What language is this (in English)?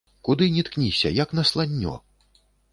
Belarusian